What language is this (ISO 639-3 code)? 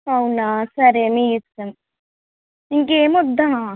tel